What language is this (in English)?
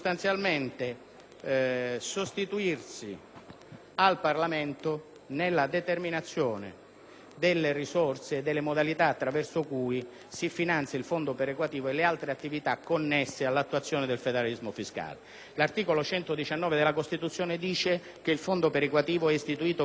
Italian